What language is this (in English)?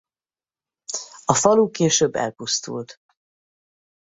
Hungarian